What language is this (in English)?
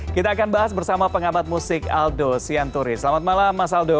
Indonesian